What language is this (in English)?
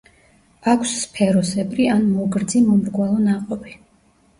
Georgian